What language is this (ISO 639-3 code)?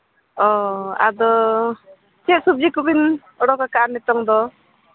sat